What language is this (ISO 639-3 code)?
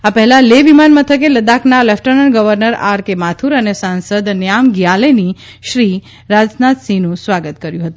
guj